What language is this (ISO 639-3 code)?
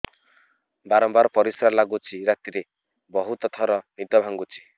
ori